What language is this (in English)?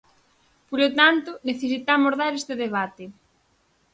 Galician